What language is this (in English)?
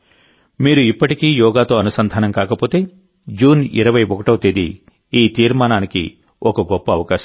Telugu